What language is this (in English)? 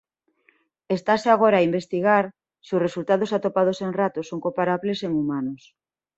Galician